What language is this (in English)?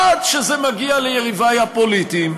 Hebrew